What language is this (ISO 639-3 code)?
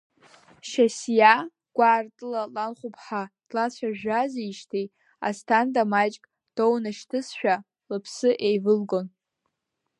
abk